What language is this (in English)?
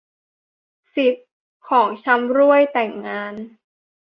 Thai